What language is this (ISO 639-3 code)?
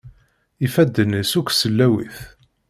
kab